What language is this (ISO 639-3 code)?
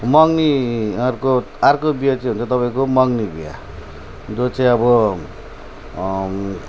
nep